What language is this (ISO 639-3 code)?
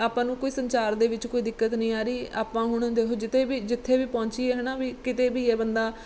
pan